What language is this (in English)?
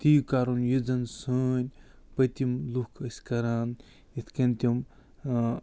Kashmiri